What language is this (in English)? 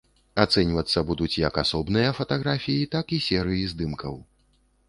Belarusian